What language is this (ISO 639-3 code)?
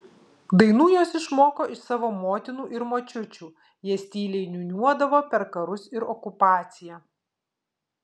lit